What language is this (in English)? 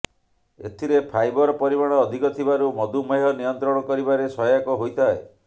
Odia